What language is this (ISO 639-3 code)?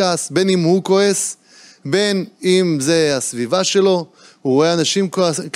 heb